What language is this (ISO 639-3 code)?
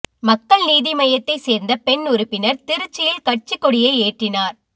tam